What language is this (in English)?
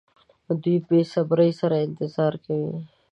Pashto